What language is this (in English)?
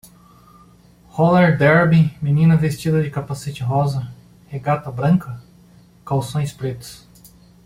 Portuguese